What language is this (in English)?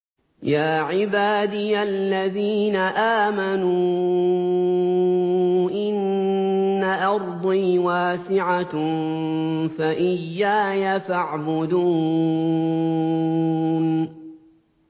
Arabic